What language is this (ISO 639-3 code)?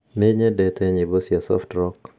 kik